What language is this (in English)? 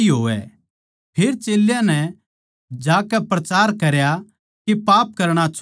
Haryanvi